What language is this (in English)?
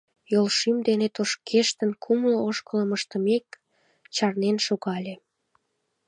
Mari